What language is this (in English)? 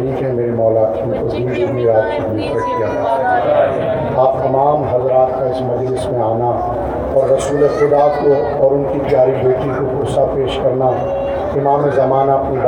Urdu